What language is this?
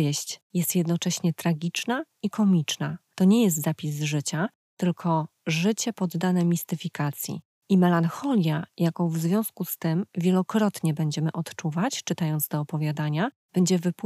Polish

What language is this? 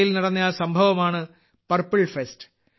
Malayalam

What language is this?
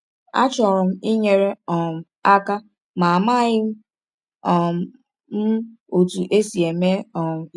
Igbo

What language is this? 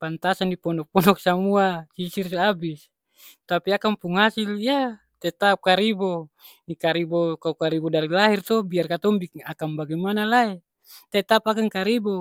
Ambonese Malay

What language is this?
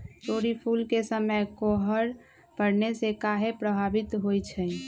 Magahi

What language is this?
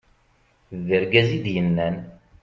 Kabyle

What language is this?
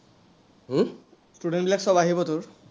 Assamese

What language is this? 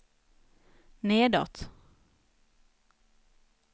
Swedish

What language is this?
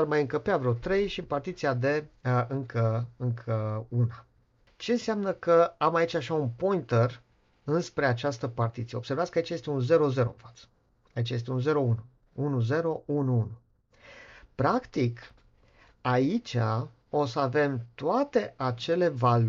Romanian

